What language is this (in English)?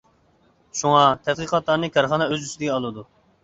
Uyghur